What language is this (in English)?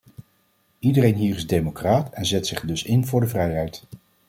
Dutch